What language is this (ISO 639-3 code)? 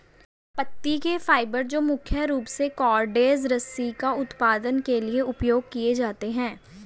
hin